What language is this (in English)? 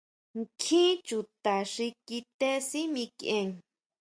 Huautla Mazatec